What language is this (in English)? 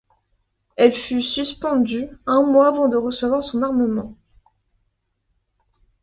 French